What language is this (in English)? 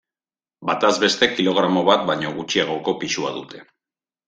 Basque